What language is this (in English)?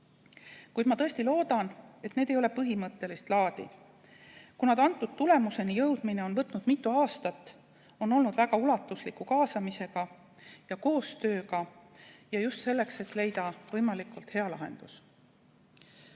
Estonian